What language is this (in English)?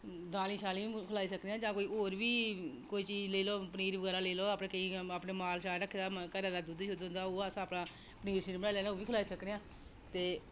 Dogri